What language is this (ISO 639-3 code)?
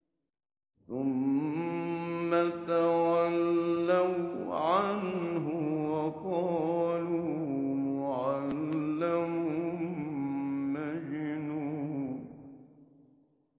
ara